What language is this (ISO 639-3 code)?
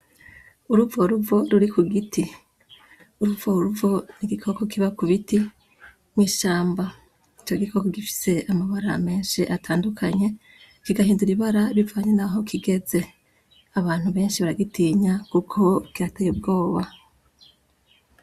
run